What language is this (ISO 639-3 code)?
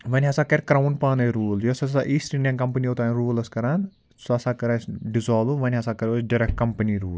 kas